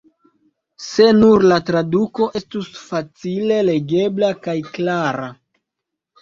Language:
Esperanto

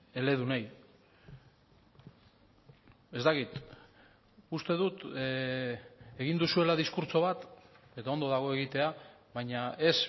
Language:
Basque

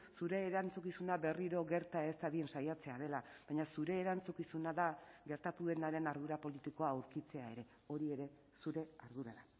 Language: Basque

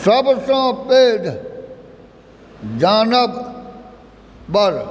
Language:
Maithili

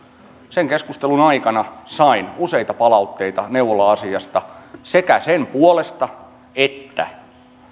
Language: Finnish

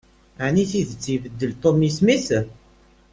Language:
Kabyle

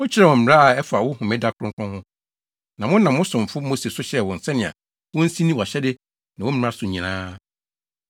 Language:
Akan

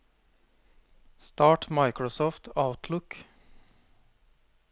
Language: Norwegian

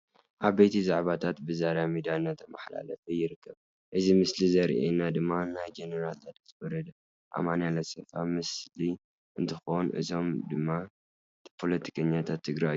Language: Tigrinya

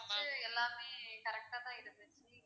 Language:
Tamil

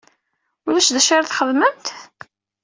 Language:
Kabyle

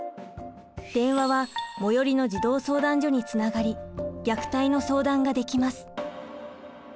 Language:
Japanese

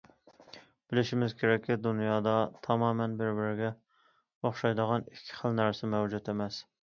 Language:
Uyghur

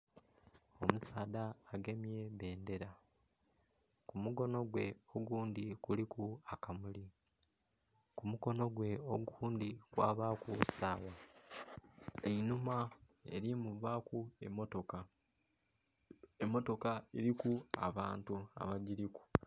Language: Soga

